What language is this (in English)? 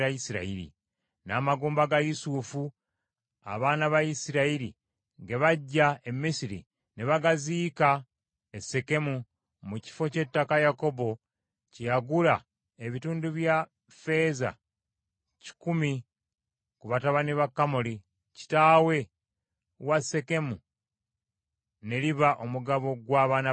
Ganda